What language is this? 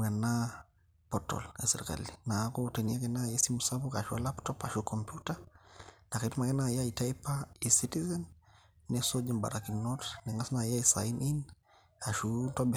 Masai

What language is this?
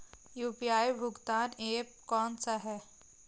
Hindi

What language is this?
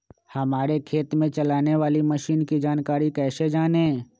Magahi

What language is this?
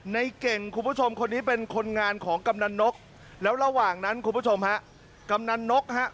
Thai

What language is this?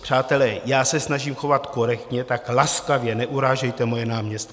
Czech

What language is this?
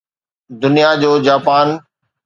Sindhi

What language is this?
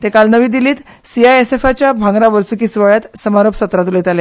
Konkani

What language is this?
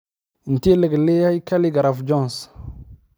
Somali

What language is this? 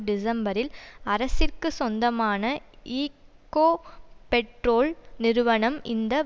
Tamil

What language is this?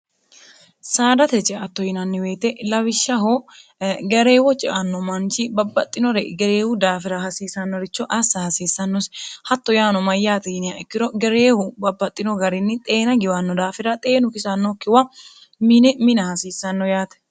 Sidamo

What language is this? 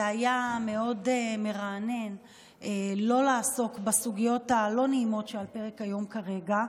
Hebrew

